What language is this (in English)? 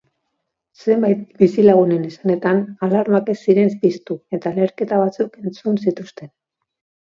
Basque